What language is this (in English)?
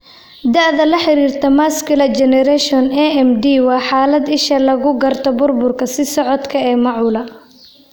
Somali